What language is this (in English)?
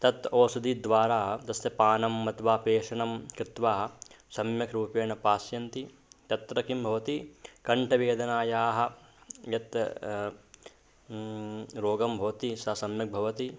Sanskrit